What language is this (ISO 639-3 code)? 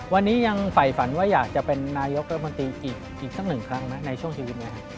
tha